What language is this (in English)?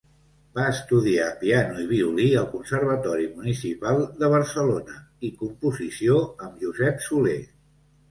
Catalan